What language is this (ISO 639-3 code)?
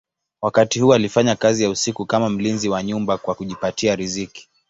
swa